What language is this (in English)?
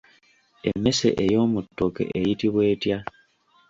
Ganda